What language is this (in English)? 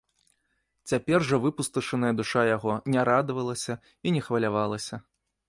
Belarusian